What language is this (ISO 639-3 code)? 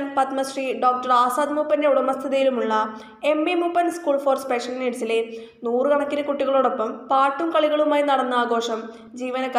hin